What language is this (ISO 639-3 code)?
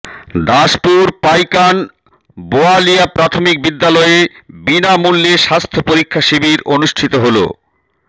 ben